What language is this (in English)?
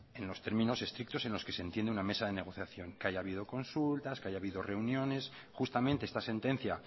Spanish